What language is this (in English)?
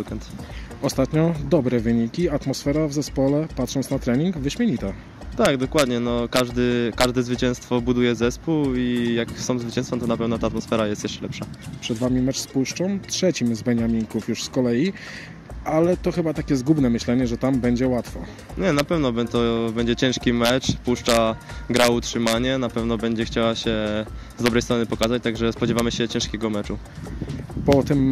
Polish